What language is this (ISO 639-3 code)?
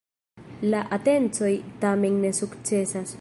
epo